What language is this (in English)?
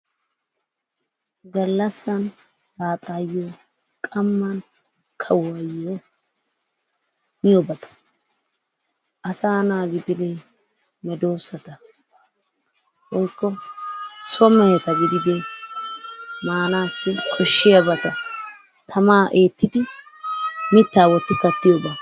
Wolaytta